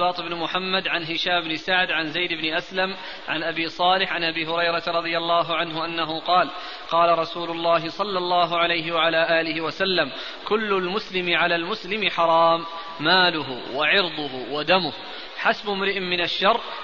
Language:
Arabic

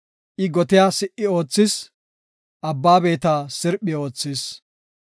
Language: Gofa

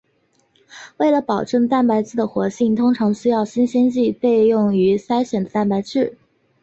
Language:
Chinese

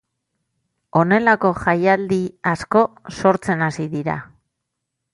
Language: Basque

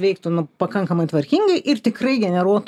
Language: Lithuanian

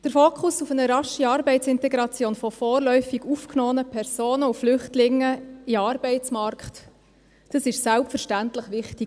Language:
Swiss German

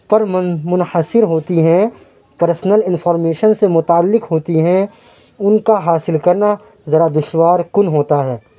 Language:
Urdu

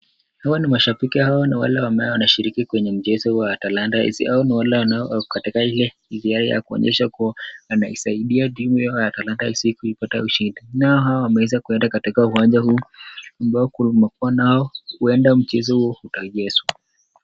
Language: Swahili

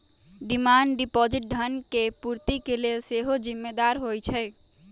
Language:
Magahi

